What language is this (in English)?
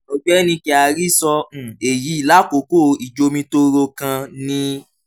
Yoruba